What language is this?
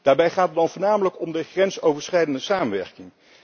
Dutch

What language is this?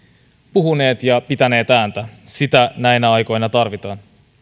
Finnish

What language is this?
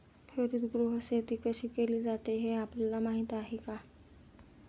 Marathi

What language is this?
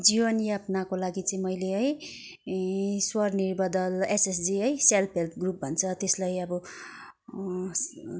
Nepali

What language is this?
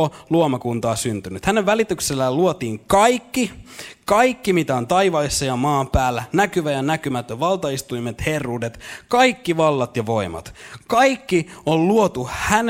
Finnish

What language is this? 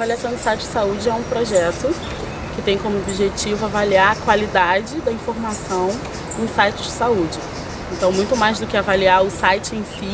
Portuguese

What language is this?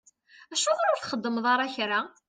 Kabyle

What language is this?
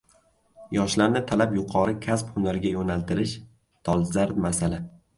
Uzbek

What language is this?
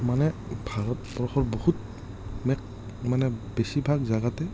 Assamese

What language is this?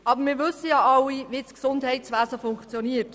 Swiss German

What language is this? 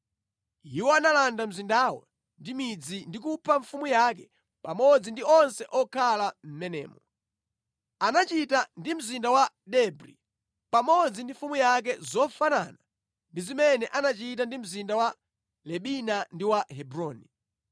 Nyanja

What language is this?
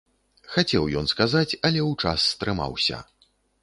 Belarusian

